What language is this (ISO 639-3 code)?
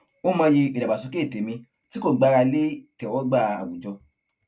yor